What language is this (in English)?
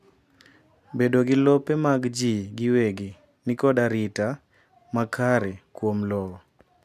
Luo (Kenya and Tanzania)